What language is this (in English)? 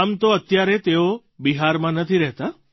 Gujarati